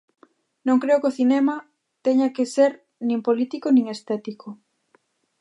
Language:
Galician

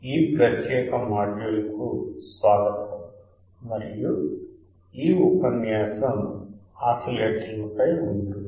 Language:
Telugu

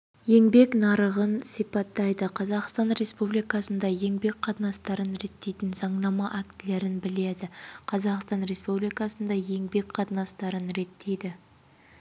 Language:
Kazakh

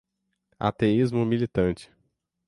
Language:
Portuguese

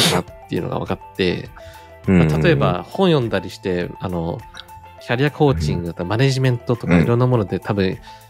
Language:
Japanese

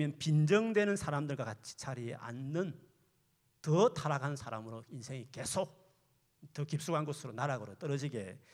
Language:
Korean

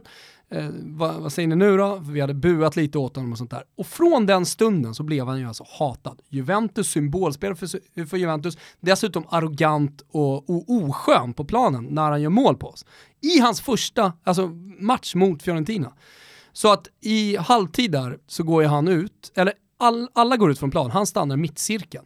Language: Swedish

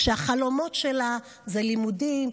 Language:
Hebrew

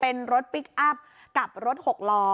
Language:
Thai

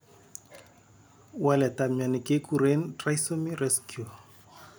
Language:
Kalenjin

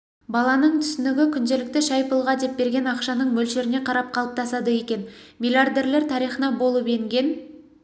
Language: Kazakh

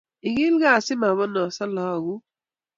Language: Kalenjin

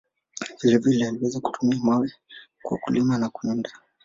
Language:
Swahili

